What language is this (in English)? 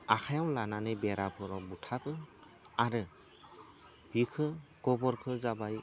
Bodo